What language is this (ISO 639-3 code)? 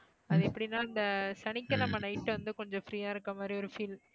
tam